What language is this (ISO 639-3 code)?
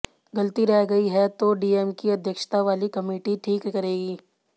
hin